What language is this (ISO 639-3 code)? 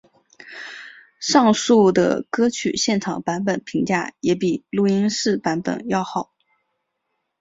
zho